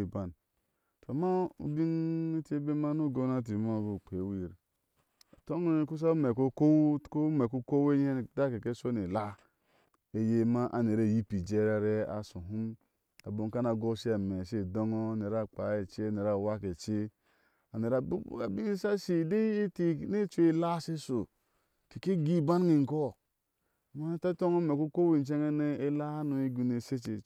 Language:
Ashe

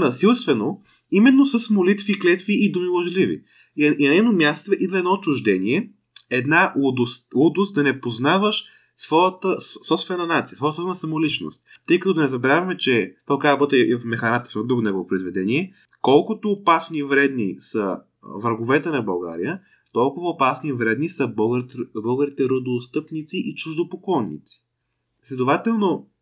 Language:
Bulgarian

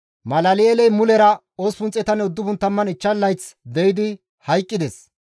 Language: Gamo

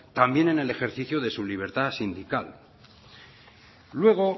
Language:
Spanish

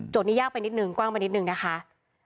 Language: Thai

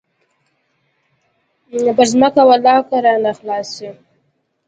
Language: Pashto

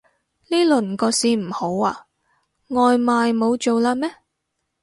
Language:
Cantonese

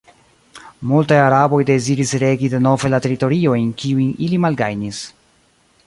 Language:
Esperanto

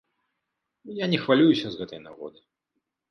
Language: Belarusian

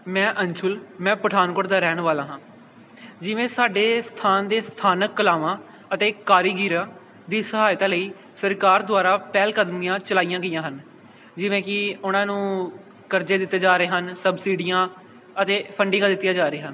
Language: Punjabi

